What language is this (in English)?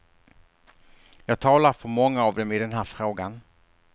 Swedish